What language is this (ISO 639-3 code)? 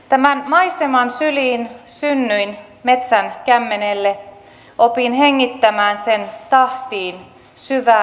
fin